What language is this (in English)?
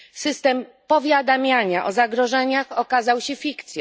Polish